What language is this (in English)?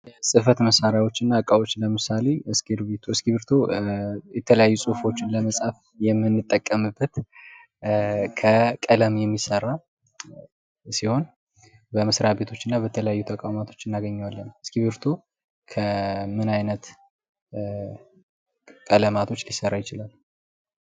Amharic